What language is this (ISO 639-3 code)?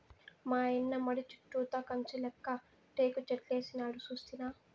tel